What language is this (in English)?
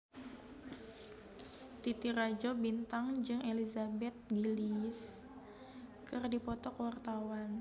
Sundanese